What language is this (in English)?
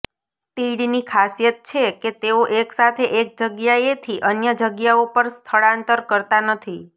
Gujarati